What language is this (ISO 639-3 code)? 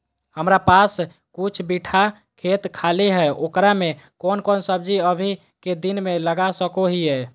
mag